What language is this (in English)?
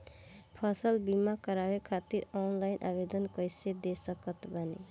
Bhojpuri